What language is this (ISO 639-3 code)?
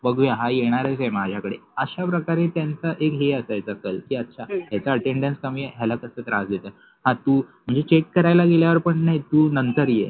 mar